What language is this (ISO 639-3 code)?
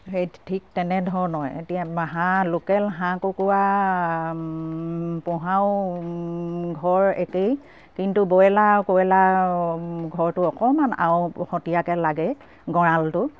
asm